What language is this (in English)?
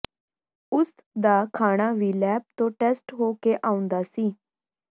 Punjabi